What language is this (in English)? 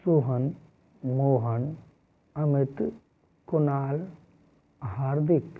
Hindi